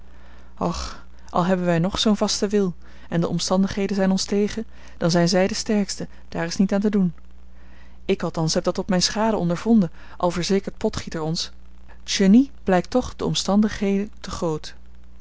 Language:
Dutch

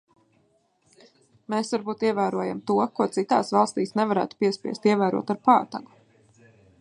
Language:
Latvian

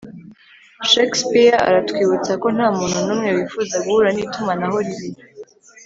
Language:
Kinyarwanda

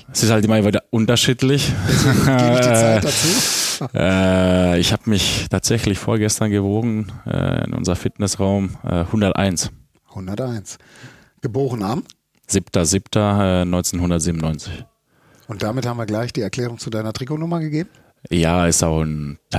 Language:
German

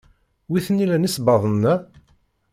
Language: Kabyle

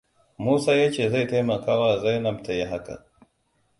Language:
Hausa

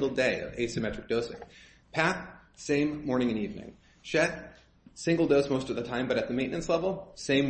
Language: English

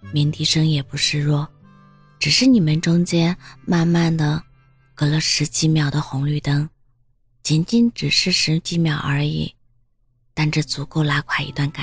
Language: Chinese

